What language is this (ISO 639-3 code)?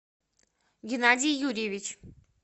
rus